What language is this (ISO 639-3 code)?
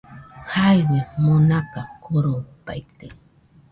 hux